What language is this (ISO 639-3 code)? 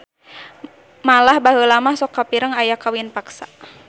sun